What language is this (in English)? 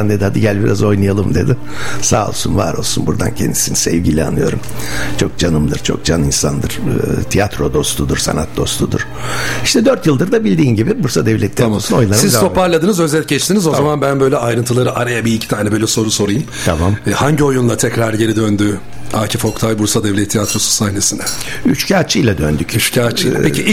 Turkish